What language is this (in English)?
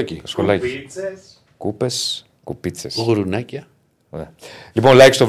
Greek